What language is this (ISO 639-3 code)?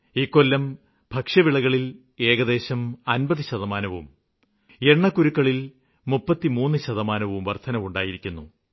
mal